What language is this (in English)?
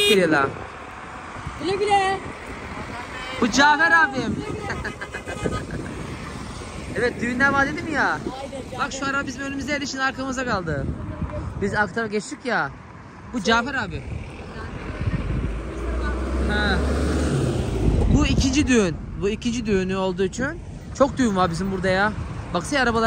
Turkish